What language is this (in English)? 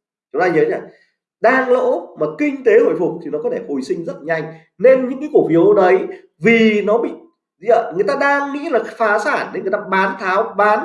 Vietnamese